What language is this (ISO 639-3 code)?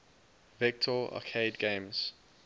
eng